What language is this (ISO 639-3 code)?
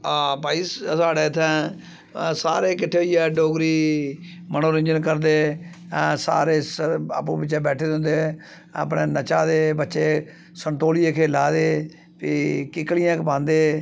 doi